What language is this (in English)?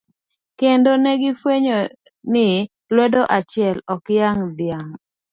Luo (Kenya and Tanzania)